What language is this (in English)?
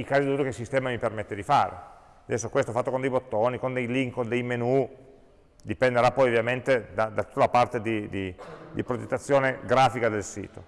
Italian